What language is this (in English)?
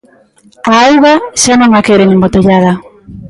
Galician